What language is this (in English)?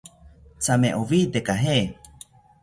South Ucayali Ashéninka